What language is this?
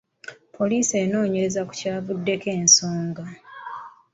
Ganda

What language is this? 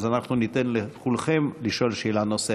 Hebrew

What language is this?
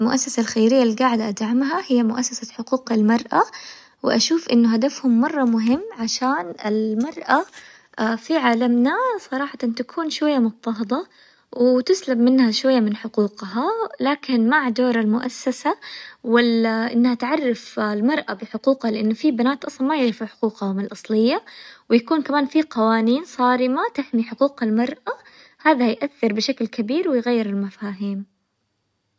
Hijazi Arabic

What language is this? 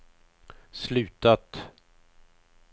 Swedish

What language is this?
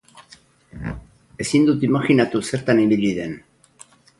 Basque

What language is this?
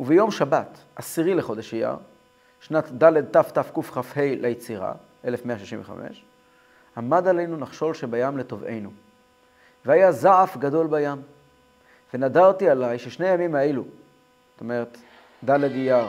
Hebrew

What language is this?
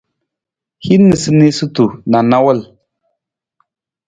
Nawdm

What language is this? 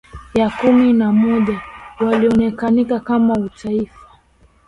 Swahili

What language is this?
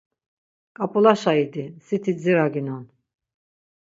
Laz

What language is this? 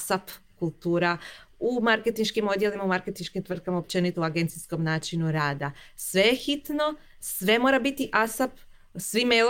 Croatian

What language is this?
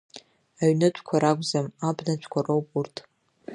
Abkhazian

